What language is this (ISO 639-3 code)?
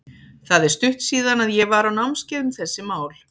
isl